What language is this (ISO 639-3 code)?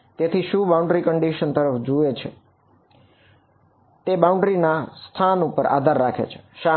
guj